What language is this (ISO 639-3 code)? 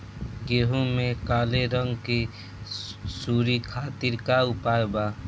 bho